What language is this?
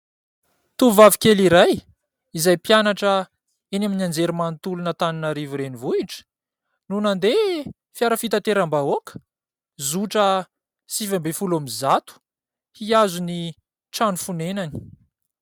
Malagasy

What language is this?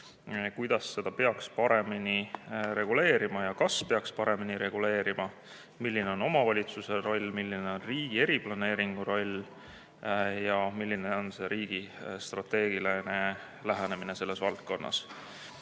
Estonian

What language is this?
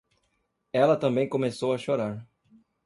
Portuguese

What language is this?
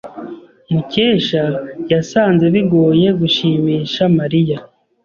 Kinyarwanda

